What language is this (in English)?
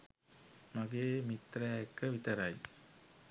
Sinhala